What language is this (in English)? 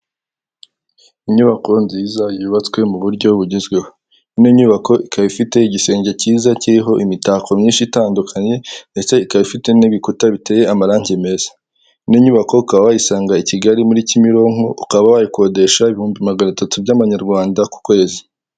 Kinyarwanda